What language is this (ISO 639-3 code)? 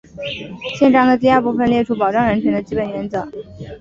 zho